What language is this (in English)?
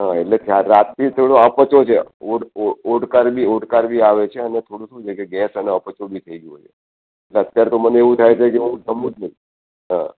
Gujarati